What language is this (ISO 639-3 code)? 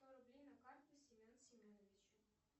rus